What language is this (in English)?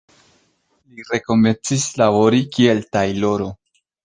Esperanto